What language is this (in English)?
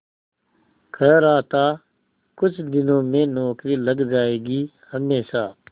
Hindi